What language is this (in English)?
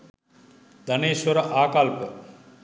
Sinhala